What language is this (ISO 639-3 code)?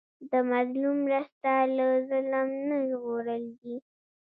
pus